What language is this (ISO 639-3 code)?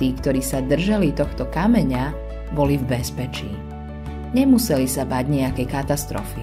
slk